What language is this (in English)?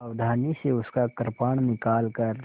Hindi